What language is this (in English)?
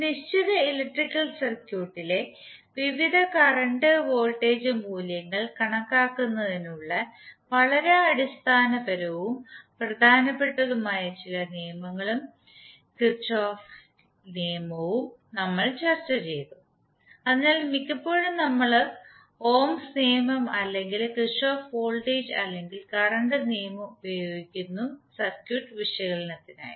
Malayalam